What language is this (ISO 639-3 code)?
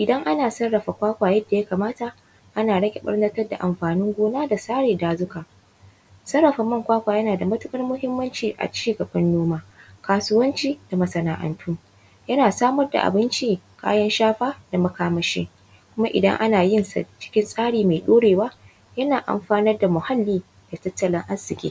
hau